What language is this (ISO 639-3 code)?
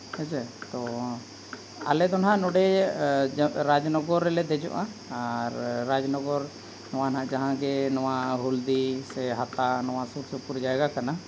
sat